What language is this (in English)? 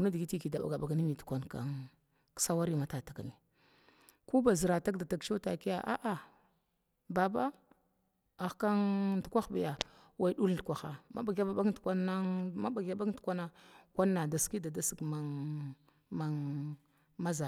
Glavda